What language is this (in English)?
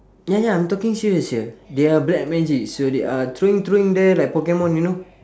English